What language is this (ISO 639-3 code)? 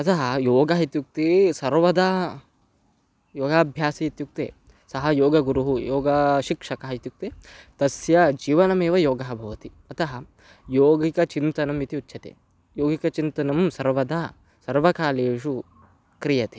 san